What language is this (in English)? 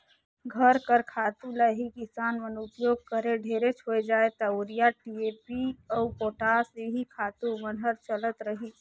Chhattisgarhi